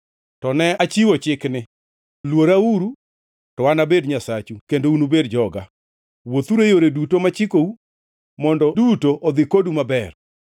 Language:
Luo (Kenya and Tanzania)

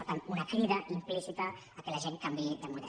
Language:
Catalan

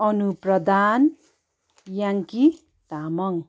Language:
Nepali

